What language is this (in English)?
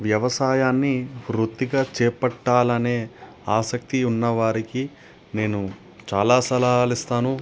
Telugu